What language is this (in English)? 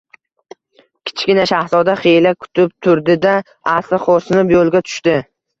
Uzbek